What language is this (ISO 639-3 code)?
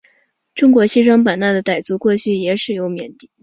zho